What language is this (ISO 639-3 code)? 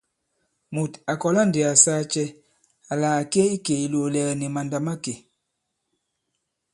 abb